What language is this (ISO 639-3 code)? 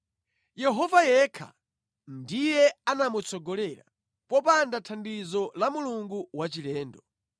nya